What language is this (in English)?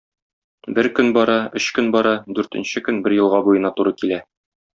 Tatar